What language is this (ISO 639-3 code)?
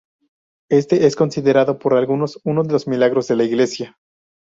spa